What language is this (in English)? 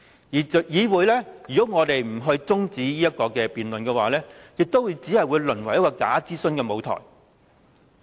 Cantonese